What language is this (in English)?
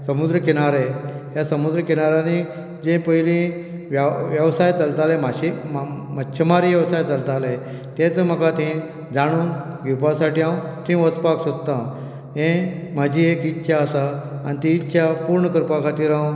Konkani